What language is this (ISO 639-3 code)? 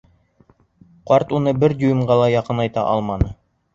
bak